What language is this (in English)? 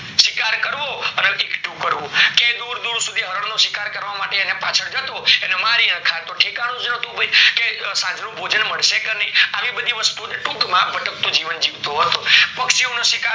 Gujarati